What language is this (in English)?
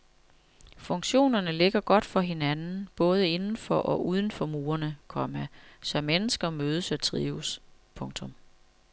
Danish